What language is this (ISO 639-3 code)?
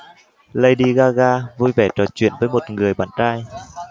vie